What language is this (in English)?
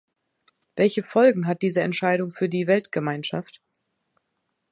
German